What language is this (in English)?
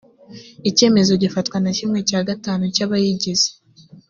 Kinyarwanda